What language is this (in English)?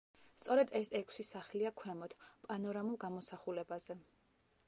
Georgian